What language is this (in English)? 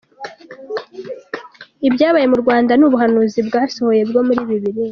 Kinyarwanda